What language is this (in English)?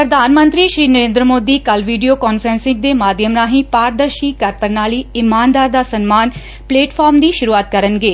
Punjabi